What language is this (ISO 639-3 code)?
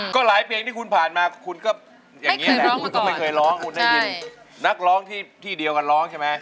tha